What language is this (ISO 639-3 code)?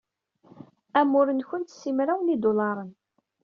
kab